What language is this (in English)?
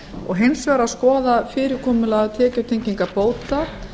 Icelandic